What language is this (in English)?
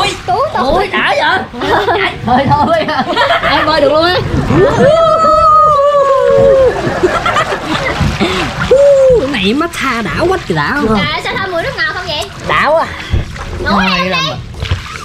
Vietnamese